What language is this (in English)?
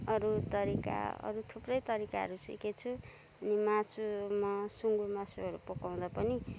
Nepali